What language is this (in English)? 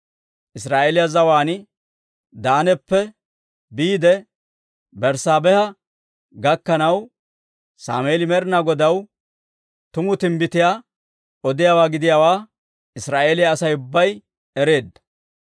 Dawro